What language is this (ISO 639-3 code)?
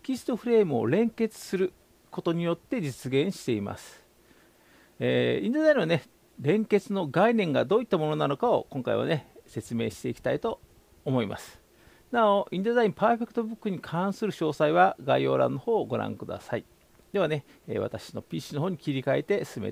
jpn